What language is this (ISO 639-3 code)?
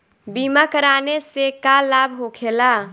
bho